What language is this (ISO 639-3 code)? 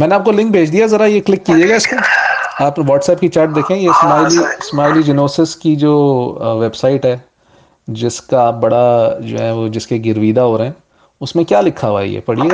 urd